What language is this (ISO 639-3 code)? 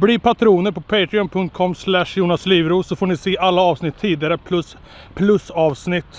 swe